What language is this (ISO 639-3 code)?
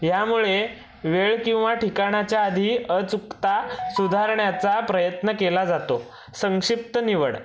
mar